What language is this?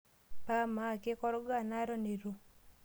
Masai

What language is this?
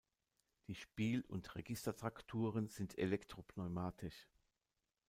German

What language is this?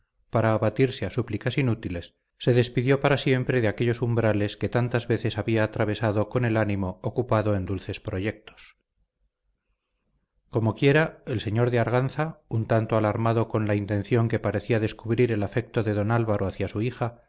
Spanish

